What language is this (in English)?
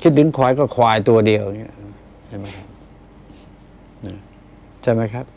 Thai